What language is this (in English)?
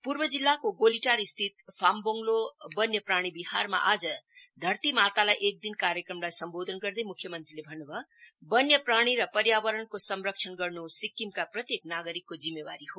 Nepali